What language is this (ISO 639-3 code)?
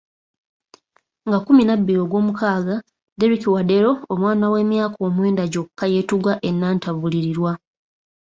lug